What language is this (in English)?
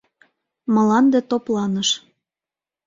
Mari